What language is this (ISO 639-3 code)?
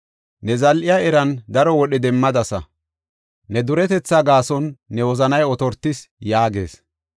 gof